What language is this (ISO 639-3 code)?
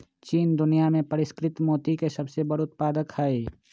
mag